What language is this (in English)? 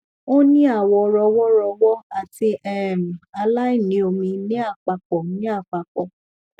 Yoruba